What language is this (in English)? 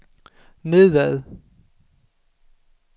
Danish